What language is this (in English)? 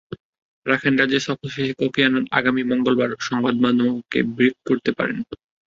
Bangla